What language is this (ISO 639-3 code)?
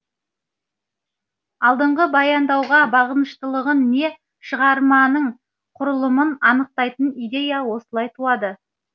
kaz